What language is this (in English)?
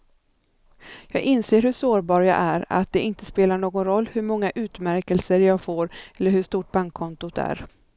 Swedish